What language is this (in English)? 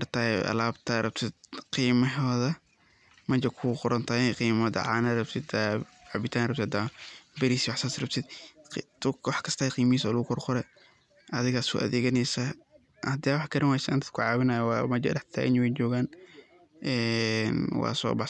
Somali